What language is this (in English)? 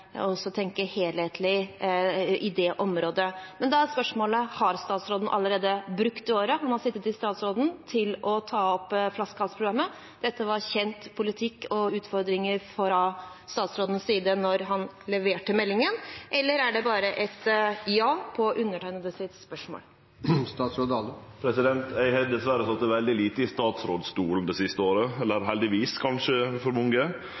Norwegian